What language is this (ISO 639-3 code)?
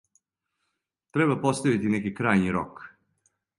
srp